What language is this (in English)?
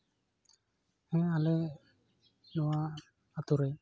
Santali